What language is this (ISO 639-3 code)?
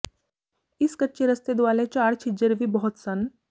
pan